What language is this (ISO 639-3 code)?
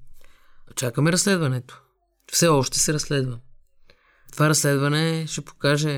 bul